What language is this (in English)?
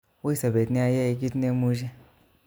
Kalenjin